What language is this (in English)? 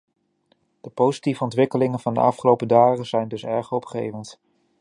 Dutch